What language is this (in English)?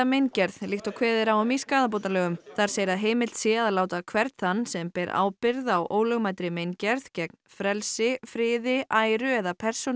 Icelandic